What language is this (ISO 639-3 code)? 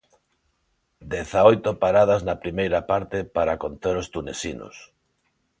glg